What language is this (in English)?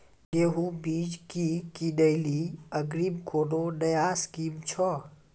Maithili